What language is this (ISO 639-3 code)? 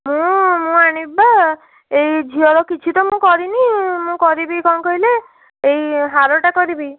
ori